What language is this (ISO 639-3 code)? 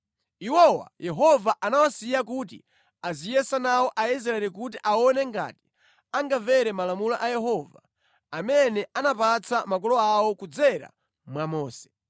nya